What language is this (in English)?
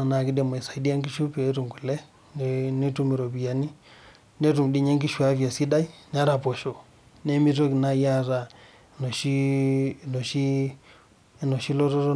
Masai